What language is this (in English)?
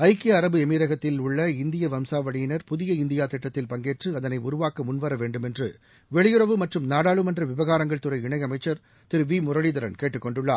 Tamil